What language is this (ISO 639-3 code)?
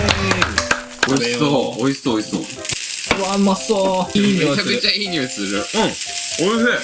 jpn